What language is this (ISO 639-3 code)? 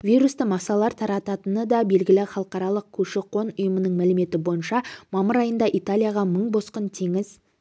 kaz